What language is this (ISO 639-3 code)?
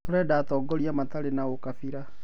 kik